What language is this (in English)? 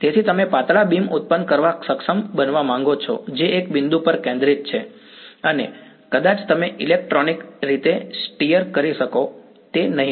Gujarati